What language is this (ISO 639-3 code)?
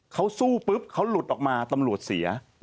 tha